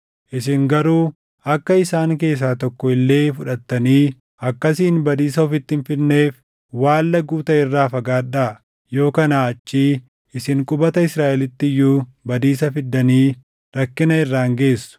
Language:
Oromo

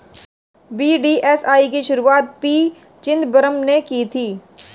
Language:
Hindi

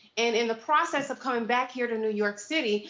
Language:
English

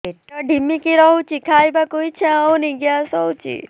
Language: Odia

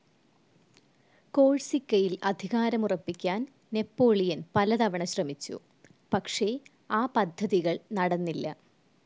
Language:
Malayalam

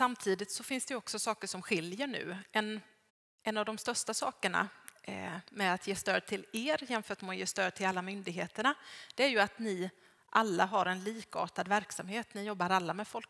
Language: Swedish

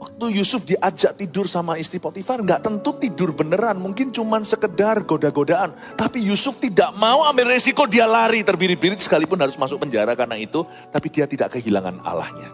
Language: Indonesian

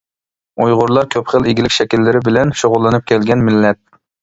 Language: Uyghur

